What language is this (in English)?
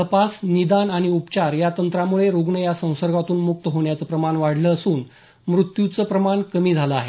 Marathi